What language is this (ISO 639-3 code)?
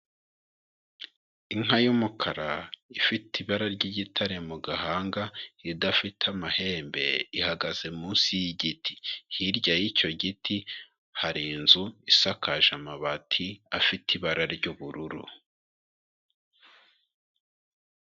kin